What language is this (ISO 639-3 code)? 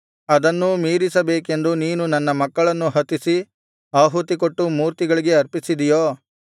kan